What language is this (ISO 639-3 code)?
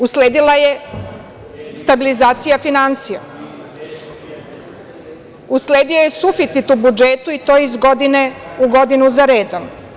srp